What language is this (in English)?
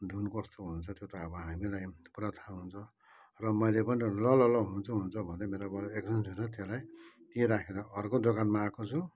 Nepali